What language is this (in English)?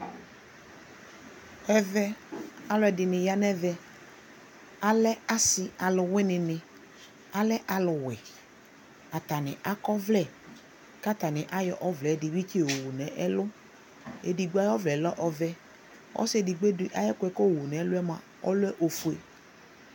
Ikposo